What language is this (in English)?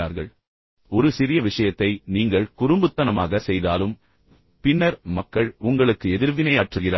Tamil